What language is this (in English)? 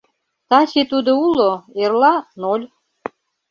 Mari